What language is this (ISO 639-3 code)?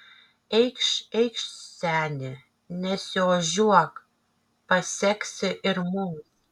lit